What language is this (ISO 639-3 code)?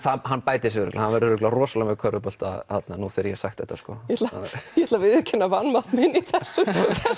isl